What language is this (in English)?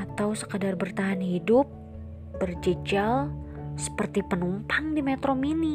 Indonesian